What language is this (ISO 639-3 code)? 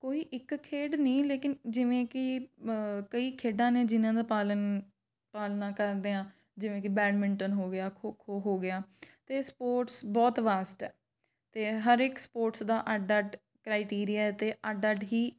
pan